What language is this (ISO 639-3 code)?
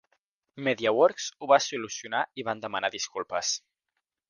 cat